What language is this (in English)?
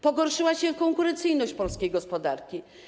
Polish